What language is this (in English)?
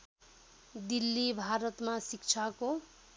Nepali